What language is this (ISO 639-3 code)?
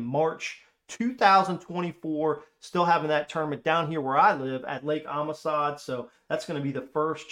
eng